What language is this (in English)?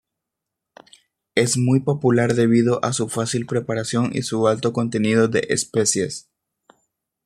Spanish